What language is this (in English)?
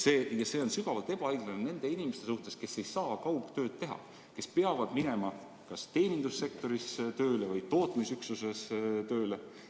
Estonian